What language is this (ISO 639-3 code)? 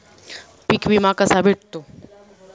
mar